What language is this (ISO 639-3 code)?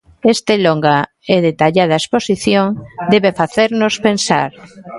glg